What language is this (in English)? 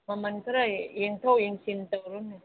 Manipuri